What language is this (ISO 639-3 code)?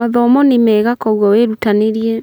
kik